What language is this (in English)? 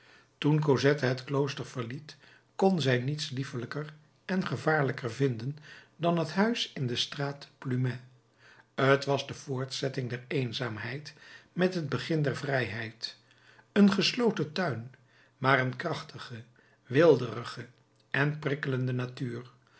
Dutch